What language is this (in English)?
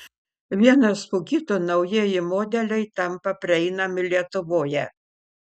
Lithuanian